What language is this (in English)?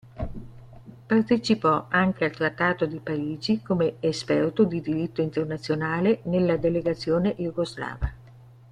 Italian